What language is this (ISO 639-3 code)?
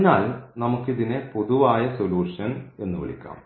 mal